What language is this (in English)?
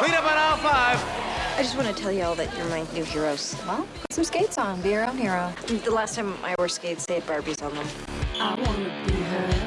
English